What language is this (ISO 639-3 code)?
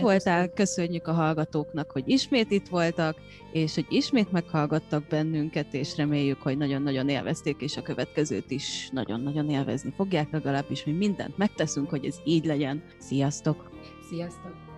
hun